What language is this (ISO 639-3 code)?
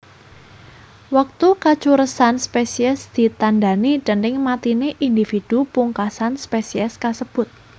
jav